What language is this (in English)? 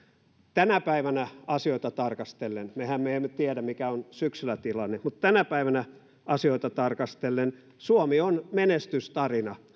Finnish